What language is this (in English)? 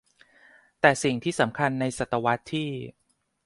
Thai